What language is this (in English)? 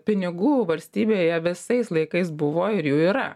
Lithuanian